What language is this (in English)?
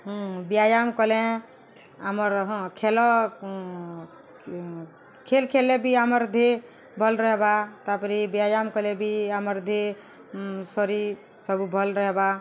Odia